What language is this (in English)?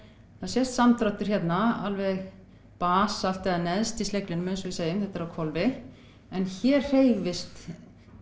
Icelandic